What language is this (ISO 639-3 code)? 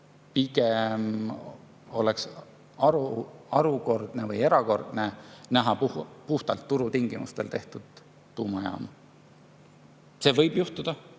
est